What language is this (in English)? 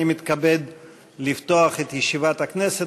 Hebrew